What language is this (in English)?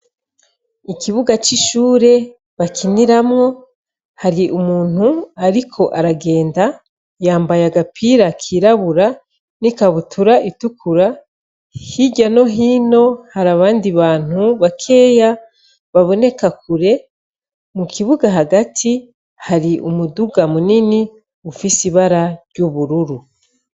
Rundi